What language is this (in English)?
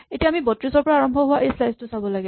Assamese